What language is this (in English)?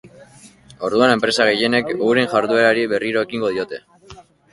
Basque